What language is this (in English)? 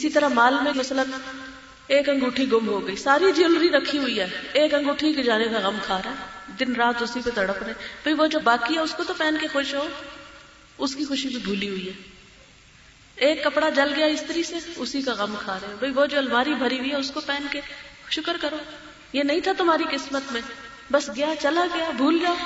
Urdu